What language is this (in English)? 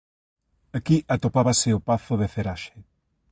Galician